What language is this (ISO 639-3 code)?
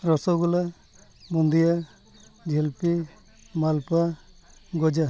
sat